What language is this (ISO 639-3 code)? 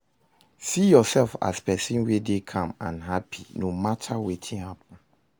pcm